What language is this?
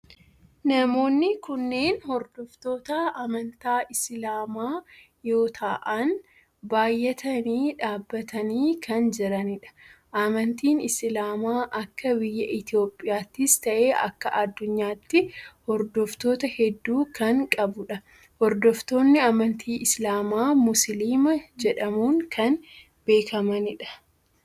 Oromo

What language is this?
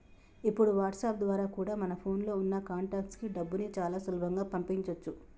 Telugu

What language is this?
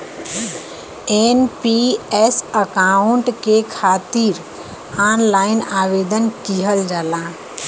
Bhojpuri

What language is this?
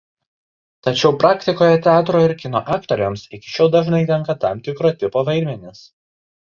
Lithuanian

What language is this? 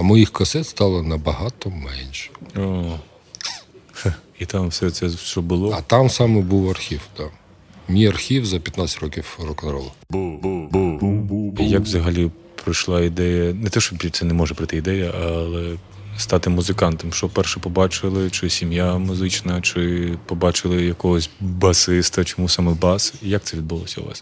Ukrainian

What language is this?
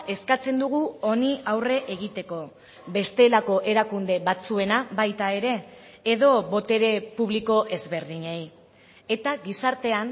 Basque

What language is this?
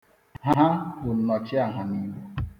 Igbo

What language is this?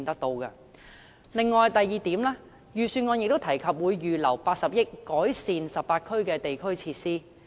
Cantonese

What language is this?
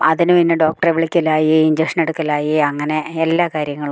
Malayalam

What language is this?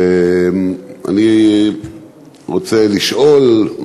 Hebrew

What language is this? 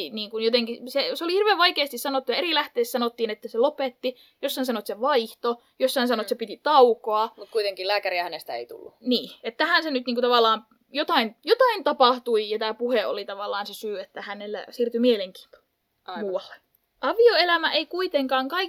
Finnish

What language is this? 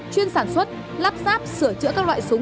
Vietnamese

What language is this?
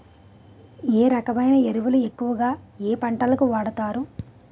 Telugu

